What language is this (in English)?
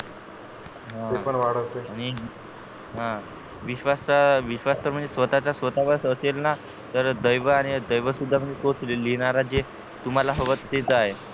Marathi